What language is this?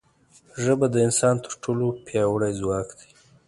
Pashto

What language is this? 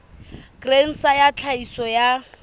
Southern Sotho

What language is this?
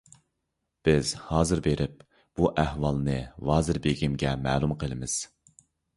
Uyghur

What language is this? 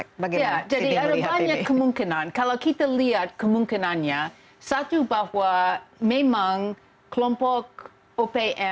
Indonesian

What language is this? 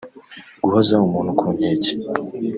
Kinyarwanda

